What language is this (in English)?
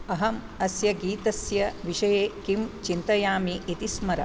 Sanskrit